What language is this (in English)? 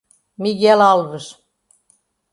Portuguese